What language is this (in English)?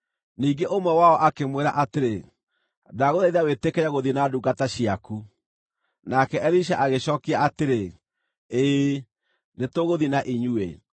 Kikuyu